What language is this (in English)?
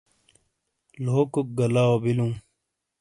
Shina